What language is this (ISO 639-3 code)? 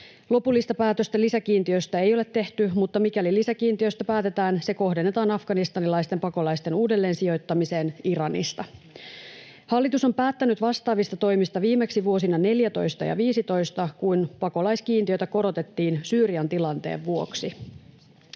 fin